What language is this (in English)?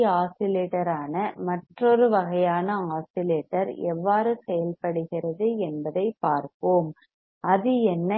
Tamil